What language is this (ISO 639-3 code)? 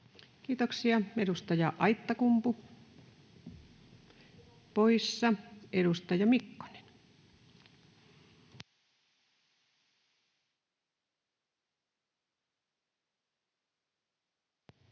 fin